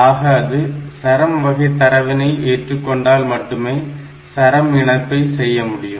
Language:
Tamil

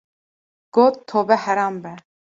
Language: Kurdish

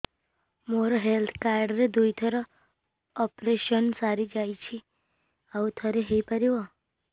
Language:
Odia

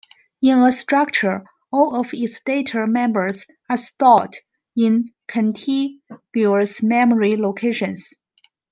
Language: English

